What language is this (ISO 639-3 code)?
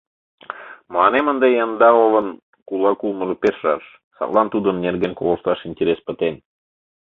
chm